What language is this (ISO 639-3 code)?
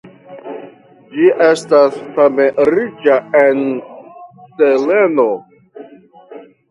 epo